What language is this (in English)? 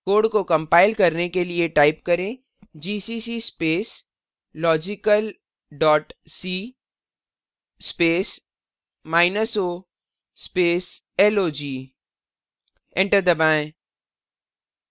Hindi